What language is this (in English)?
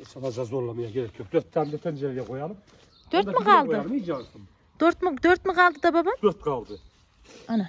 Turkish